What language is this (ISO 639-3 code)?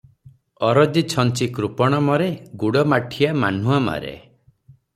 ori